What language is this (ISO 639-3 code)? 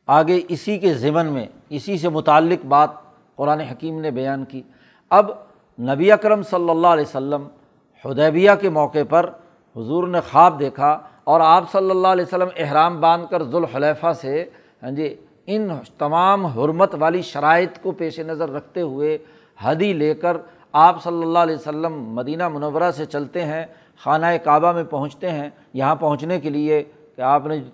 urd